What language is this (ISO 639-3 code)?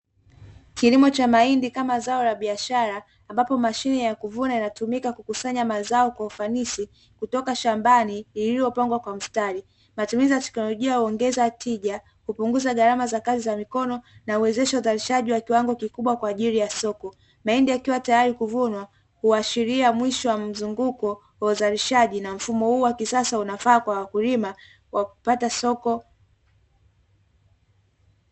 swa